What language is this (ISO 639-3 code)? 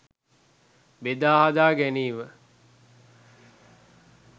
sin